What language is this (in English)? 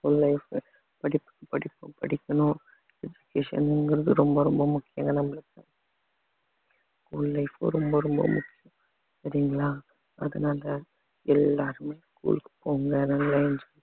Tamil